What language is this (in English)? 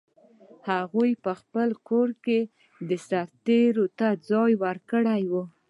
Pashto